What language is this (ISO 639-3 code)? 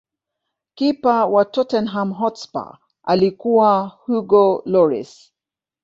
swa